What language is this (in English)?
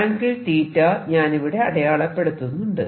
Malayalam